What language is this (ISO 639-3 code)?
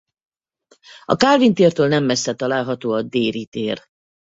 hun